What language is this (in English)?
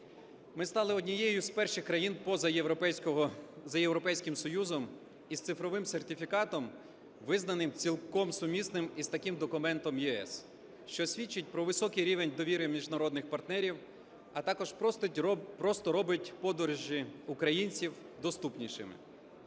Ukrainian